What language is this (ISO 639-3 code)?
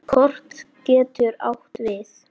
isl